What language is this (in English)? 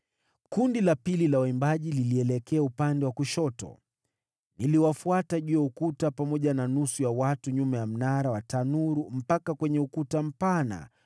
Swahili